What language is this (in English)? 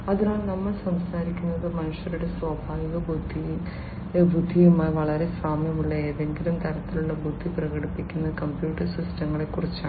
Malayalam